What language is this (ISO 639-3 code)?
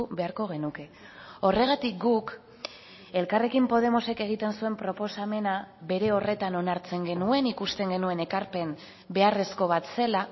eus